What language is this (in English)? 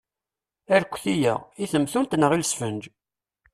Kabyle